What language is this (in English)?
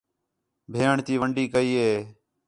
Khetrani